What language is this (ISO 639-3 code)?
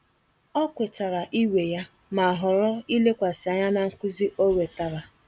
ibo